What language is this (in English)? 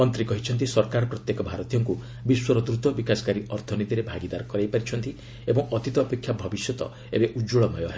Odia